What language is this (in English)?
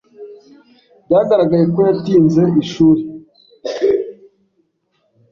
Kinyarwanda